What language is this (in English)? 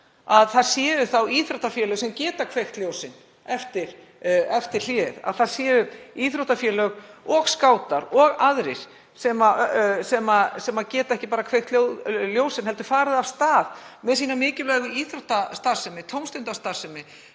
Icelandic